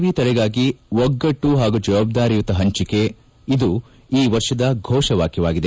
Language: Kannada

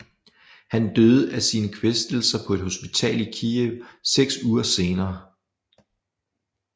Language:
Danish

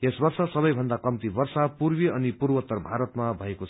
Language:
Nepali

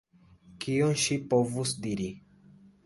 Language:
Esperanto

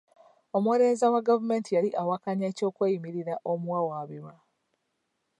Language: Ganda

